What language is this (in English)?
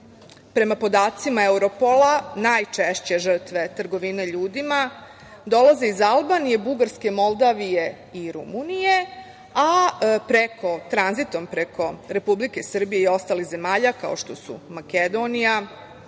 Serbian